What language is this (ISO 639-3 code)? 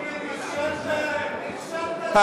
heb